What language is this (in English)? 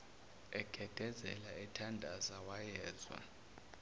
Zulu